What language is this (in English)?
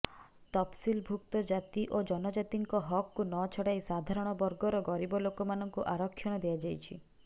Odia